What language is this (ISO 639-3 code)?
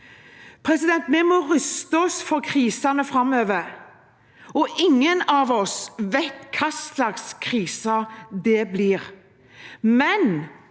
nor